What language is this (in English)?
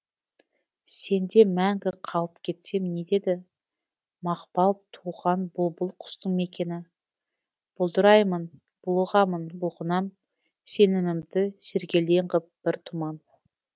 Kazakh